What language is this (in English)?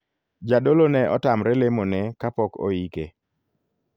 Luo (Kenya and Tanzania)